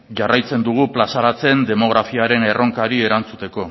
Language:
Basque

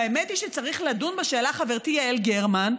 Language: Hebrew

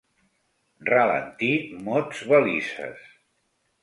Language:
Catalan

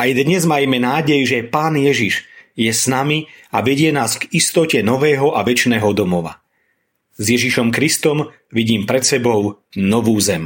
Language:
Slovak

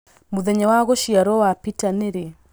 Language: Kikuyu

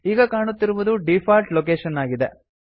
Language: Kannada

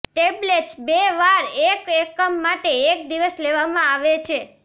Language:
Gujarati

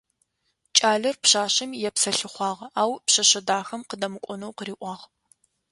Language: Adyghe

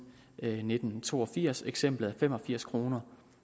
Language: Danish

